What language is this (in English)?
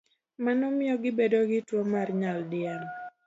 Luo (Kenya and Tanzania)